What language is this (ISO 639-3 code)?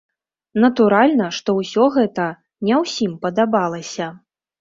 bel